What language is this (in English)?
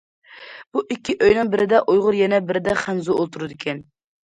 Uyghur